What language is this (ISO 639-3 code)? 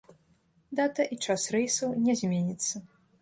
bel